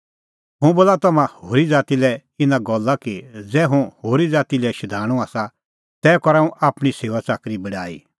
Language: Kullu Pahari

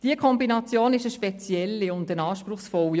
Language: Swiss German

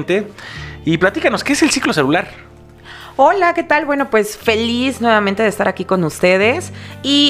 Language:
Spanish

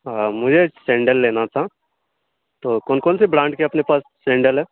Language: Urdu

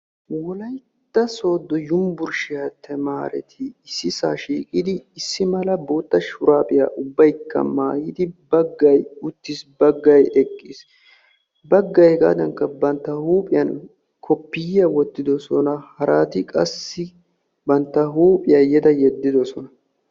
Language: Wolaytta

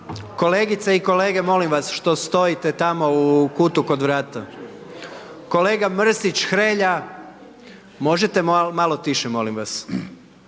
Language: Croatian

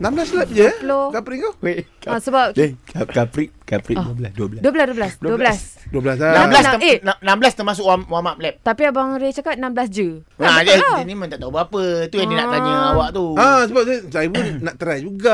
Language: Malay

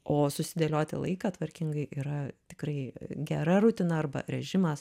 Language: Lithuanian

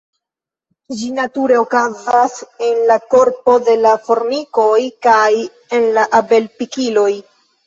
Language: Esperanto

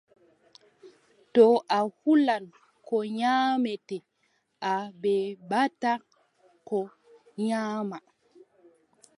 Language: Adamawa Fulfulde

